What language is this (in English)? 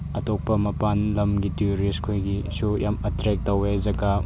Manipuri